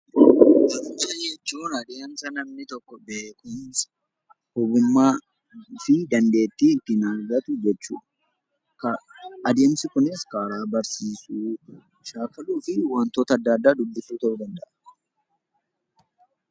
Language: Oromo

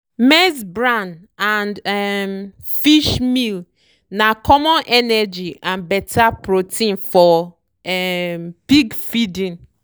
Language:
Nigerian Pidgin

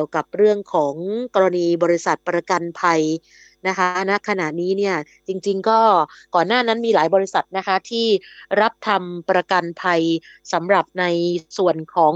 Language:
Thai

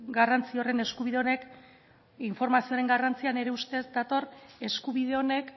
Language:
Basque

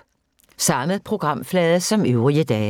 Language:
Danish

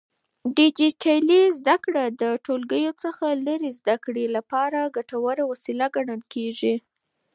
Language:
Pashto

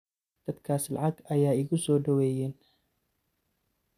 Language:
Somali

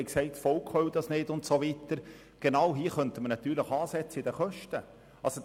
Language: Swiss German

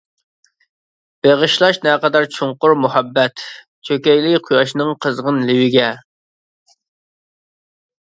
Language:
Uyghur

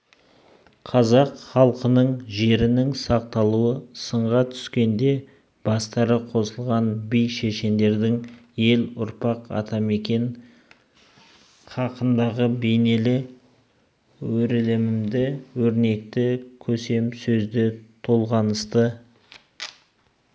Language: Kazakh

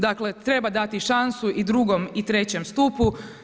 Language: Croatian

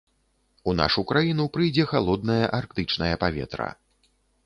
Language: Belarusian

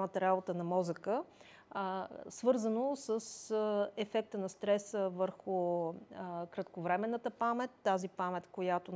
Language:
Bulgarian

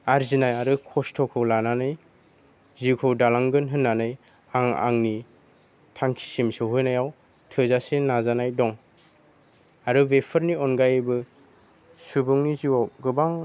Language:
Bodo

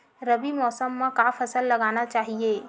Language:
Chhattisgarhi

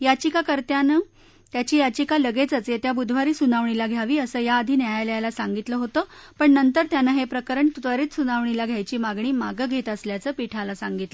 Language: Marathi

